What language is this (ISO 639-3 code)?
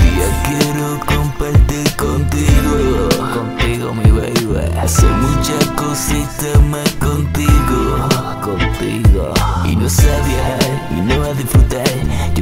ron